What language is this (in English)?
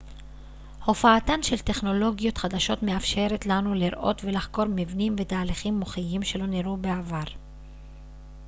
Hebrew